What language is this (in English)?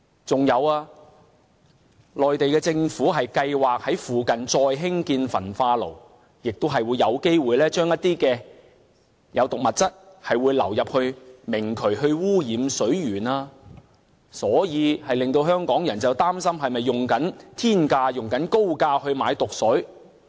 Cantonese